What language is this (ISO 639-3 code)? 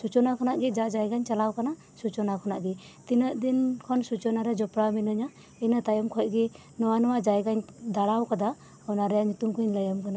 sat